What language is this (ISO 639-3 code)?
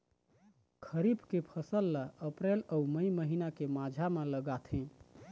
hne